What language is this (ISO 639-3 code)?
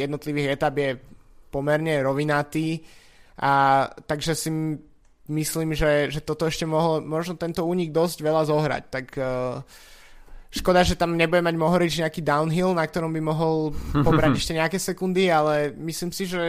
slk